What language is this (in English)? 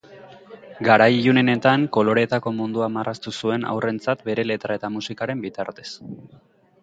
Basque